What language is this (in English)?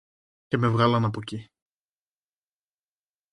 Greek